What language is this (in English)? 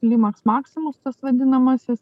Lithuanian